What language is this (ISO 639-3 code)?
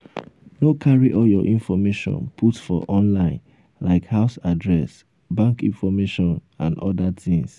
pcm